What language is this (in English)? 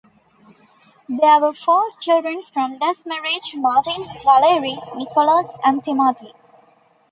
English